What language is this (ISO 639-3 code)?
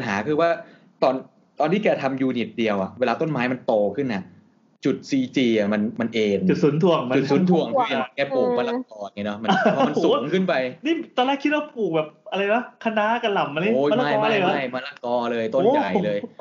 tha